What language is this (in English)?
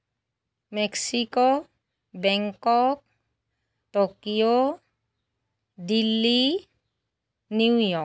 Assamese